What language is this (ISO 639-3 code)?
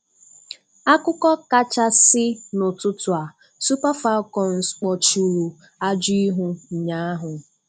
ibo